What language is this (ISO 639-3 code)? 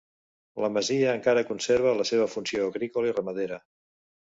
cat